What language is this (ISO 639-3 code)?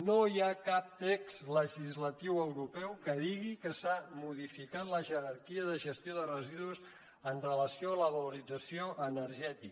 cat